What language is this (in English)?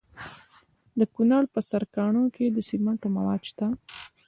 Pashto